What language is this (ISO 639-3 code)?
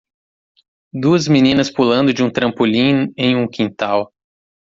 por